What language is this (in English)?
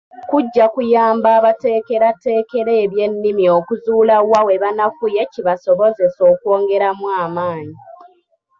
Ganda